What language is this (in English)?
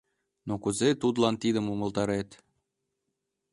Mari